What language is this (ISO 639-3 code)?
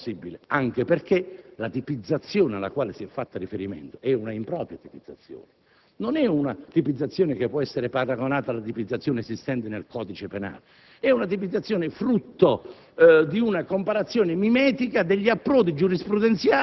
ita